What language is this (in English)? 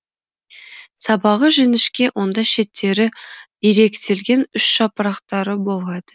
Kazakh